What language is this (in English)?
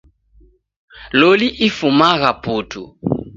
Taita